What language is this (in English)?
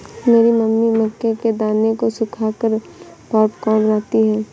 Hindi